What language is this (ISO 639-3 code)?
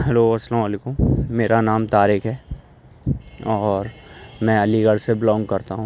urd